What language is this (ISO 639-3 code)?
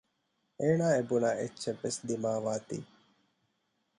div